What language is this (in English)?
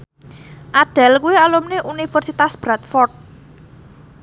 Javanese